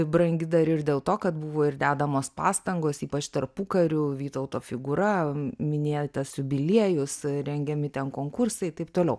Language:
Lithuanian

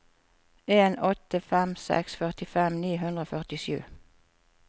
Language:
Norwegian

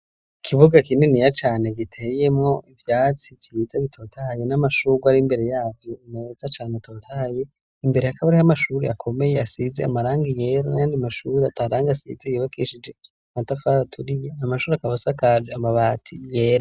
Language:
Rundi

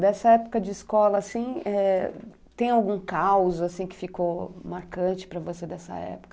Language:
Portuguese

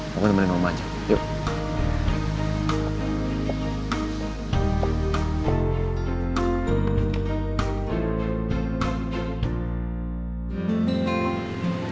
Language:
Indonesian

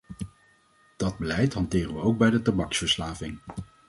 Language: Dutch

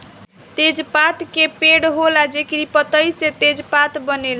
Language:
Bhojpuri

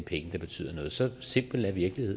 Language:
Danish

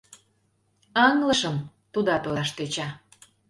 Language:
Mari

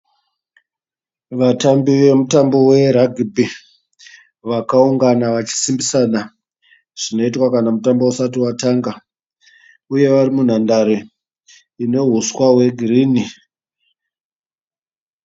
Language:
Shona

